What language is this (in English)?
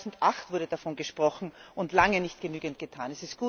German